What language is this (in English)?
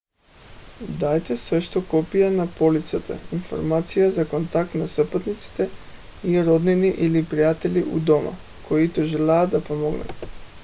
Bulgarian